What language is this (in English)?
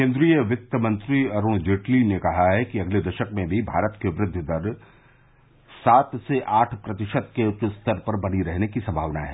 Hindi